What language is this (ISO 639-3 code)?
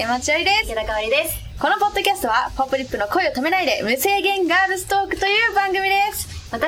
jpn